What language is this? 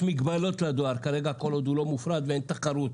Hebrew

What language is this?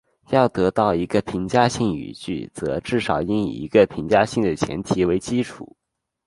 Chinese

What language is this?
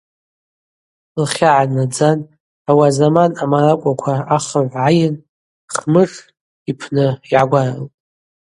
Abaza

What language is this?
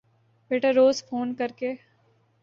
Urdu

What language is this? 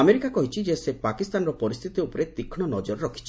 Odia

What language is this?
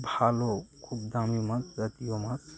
Bangla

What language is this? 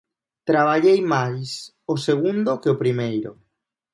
Galician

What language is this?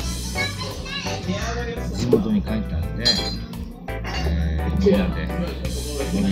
Japanese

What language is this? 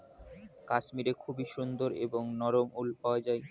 Bangla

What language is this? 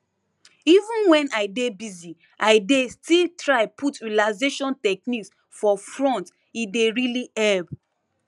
Nigerian Pidgin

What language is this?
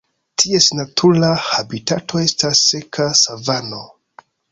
Esperanto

